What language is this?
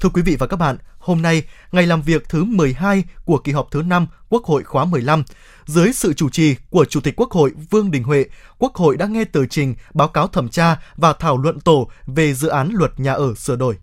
Vietnamese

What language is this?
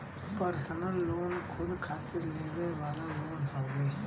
Bhojpuri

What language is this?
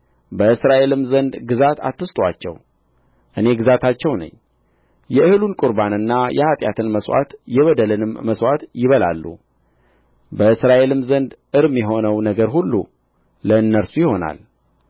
Amharic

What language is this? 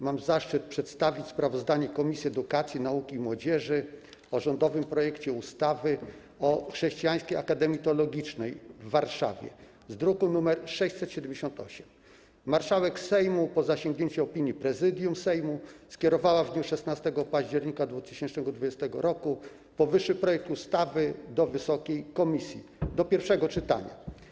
Polish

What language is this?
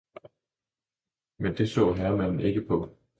Danish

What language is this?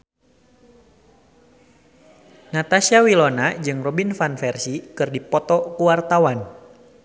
Sundanese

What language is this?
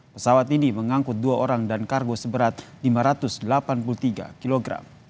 Indonesian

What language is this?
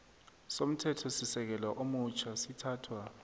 South Ndebele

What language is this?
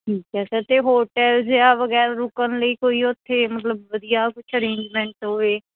Punjabi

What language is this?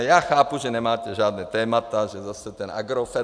Czech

